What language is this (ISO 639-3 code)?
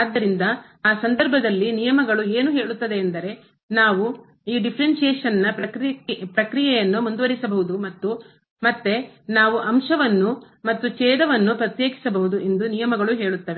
kan